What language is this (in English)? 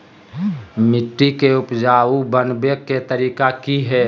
Magahi